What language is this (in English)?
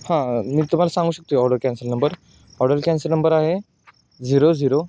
Marathi